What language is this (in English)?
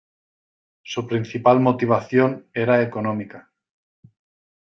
Spanish